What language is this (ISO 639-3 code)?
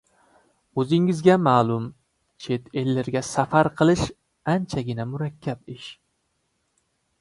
uzb